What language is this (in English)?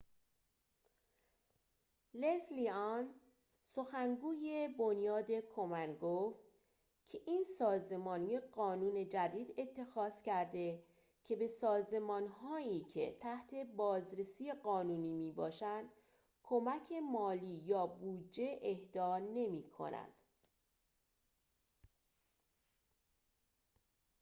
Persian